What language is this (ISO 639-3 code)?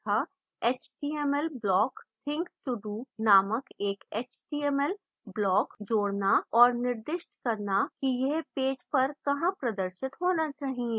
hin